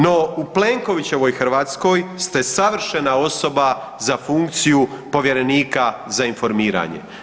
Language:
Croatian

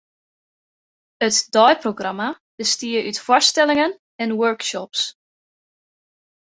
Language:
Western Frisian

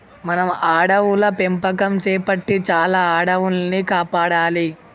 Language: Telugu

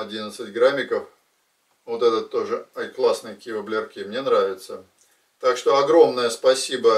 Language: Russian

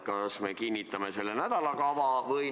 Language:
Estonian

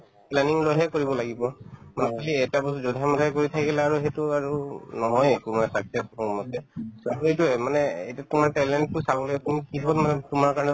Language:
Assamese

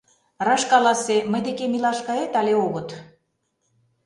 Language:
Mari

